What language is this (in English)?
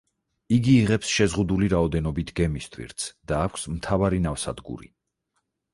Georgian